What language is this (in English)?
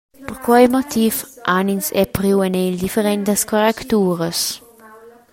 Romansh